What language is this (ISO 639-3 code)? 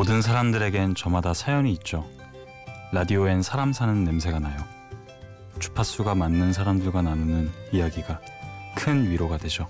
kor